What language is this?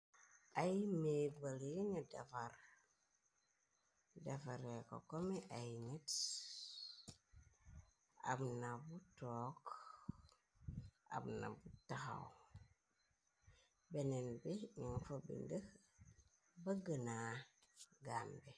Wolof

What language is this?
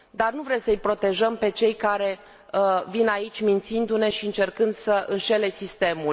Romanian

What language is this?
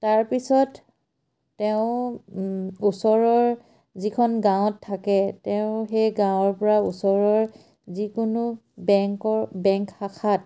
Assamese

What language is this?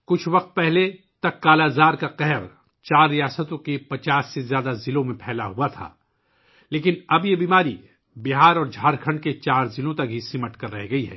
Urdu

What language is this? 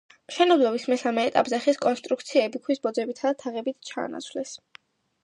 Georgian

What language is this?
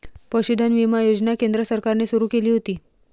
Marathi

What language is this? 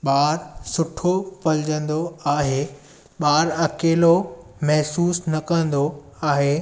Sindhi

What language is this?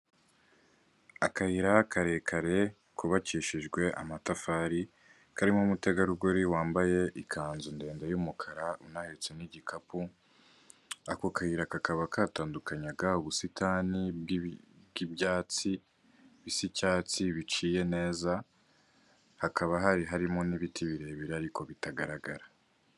Kinyarwanda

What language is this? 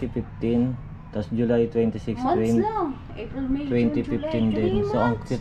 Filipino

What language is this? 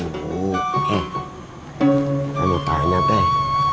Indonesian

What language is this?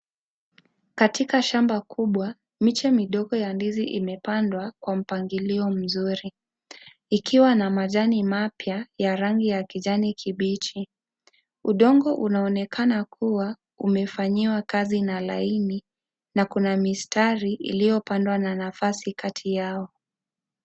Swahili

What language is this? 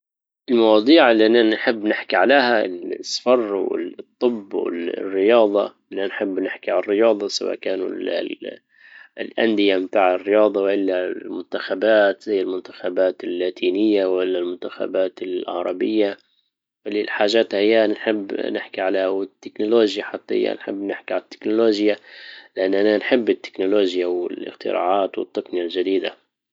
Libyan Arabic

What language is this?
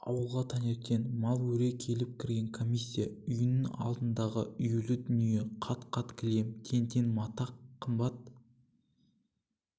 Kazakh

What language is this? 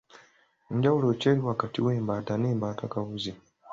Ganda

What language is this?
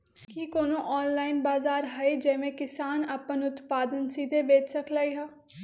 Magahi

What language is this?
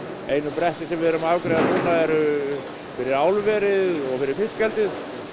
Icelandic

